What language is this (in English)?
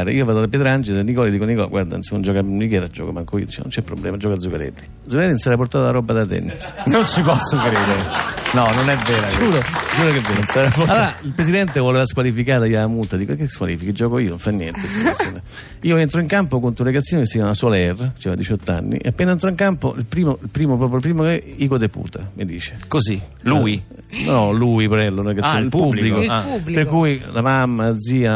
Italian